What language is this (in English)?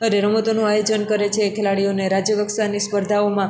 Gujarati